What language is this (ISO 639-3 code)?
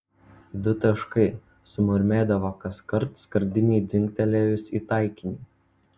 lit